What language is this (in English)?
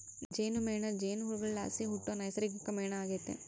Kannada